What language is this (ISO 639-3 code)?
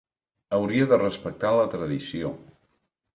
cat